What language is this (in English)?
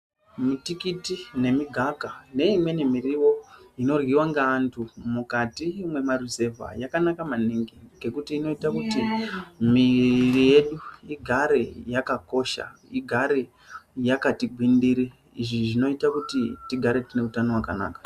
Ndau